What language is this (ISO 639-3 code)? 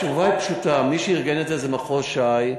heb